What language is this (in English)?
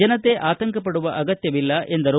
Kannada